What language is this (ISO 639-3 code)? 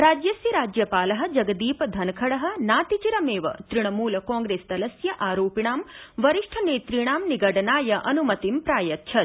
san